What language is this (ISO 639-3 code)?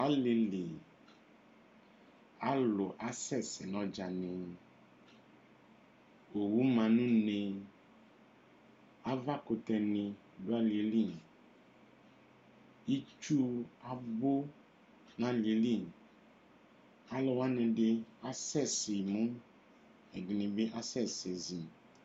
kpo